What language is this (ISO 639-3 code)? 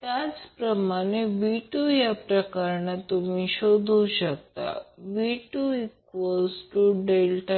mar